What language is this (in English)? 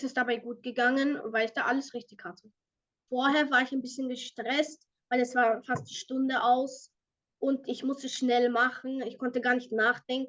German